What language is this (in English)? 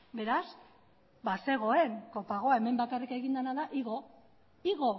Basque